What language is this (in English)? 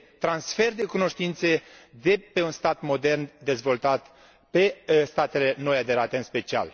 Romanian